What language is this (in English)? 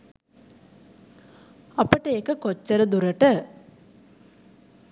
Sinhala